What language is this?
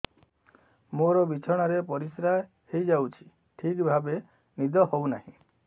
Odia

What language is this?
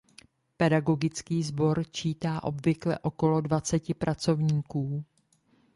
Czech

